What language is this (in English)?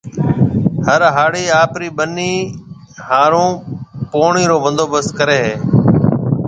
Marwari (Pakistan)